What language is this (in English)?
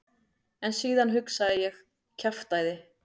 Icelandic